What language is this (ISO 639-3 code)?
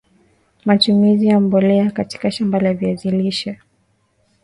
swa